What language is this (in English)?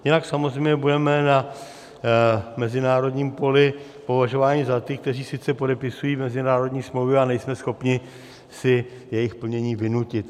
Czech